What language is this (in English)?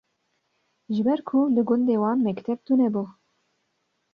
Kurdish